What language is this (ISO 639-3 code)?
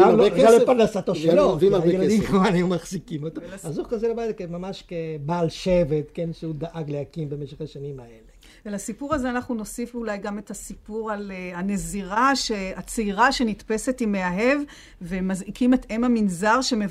heb